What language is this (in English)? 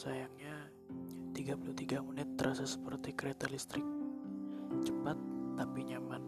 Indonesian